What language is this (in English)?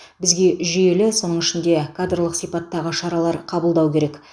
Kazakh